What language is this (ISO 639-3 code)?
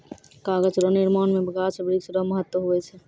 mai